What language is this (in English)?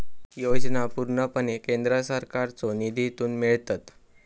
Marathi